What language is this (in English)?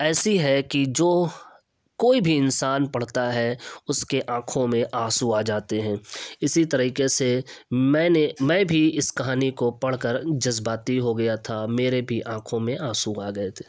Urdu